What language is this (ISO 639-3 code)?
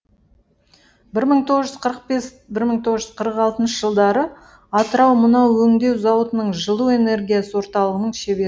kaz